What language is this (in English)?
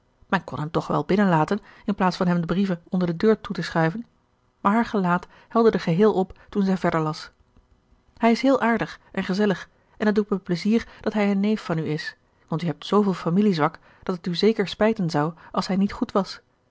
Dutch